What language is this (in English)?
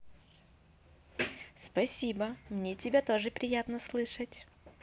Russian